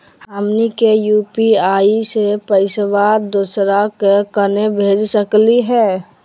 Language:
Magahi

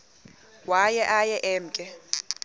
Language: Xhosa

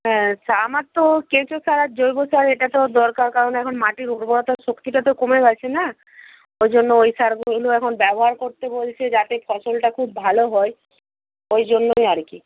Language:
Bangla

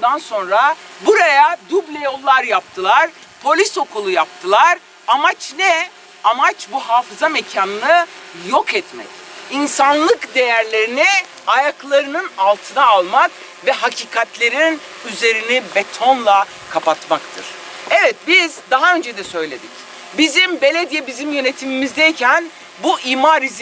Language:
Turkish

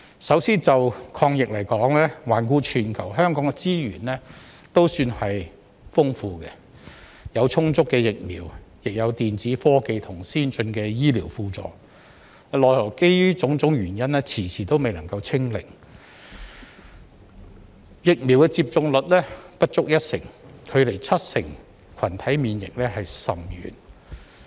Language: Cantonese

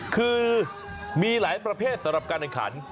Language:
Thai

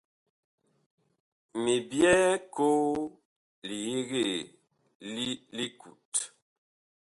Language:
Bakoko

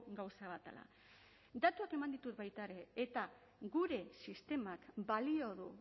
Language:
Basque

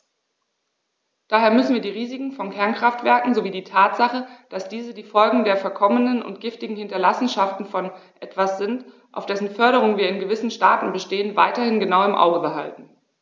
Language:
German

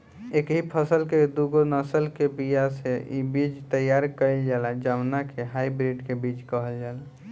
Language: Bhojpuri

